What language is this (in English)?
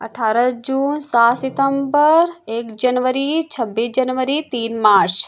Hindi